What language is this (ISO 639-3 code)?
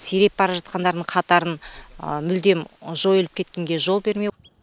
kaz